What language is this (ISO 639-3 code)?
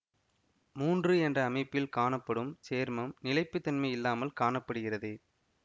tam